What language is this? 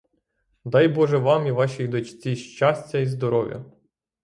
Ukrainian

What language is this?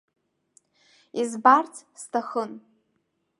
Abkhazian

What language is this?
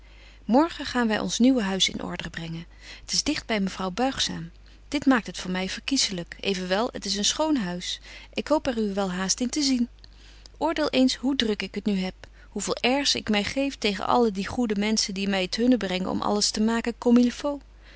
Dutch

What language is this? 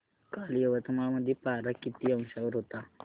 Marathi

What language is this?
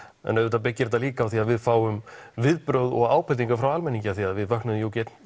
Icelandic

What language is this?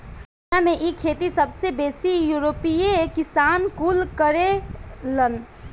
Bhojpuri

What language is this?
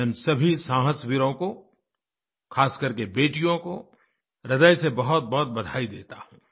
Hindi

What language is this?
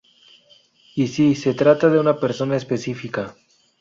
Spanish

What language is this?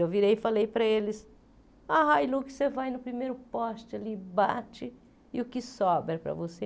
Portuguese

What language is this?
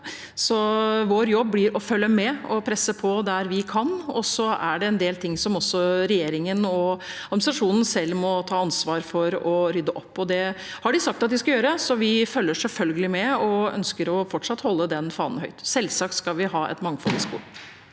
Norwegian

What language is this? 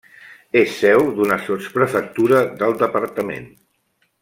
Catalan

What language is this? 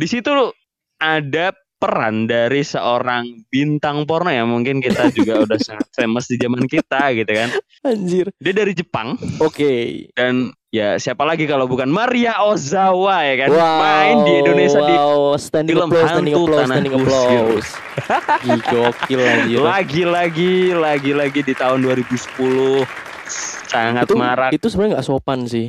Indonesian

